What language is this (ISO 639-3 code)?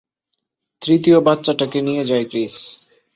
ben